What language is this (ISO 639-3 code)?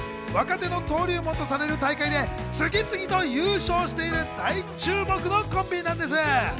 jpn